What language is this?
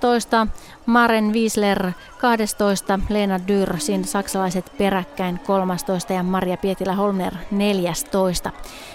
Finnish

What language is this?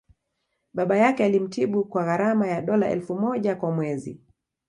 Swahili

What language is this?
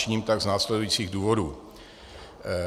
Czech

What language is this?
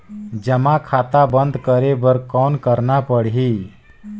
Chhattisgarhi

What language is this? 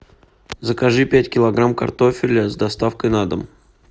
Russian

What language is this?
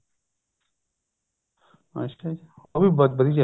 Punjabi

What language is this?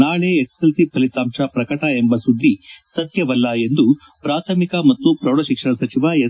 Kannada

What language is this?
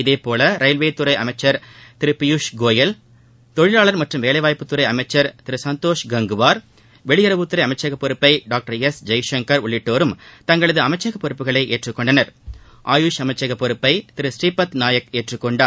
Tamil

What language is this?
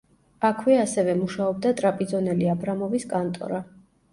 Georgian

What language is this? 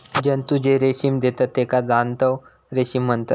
Marathi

